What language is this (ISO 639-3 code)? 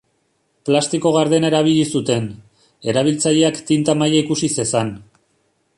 eus